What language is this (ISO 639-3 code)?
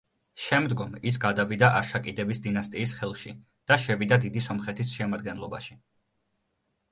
kat